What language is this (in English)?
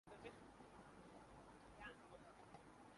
Urdu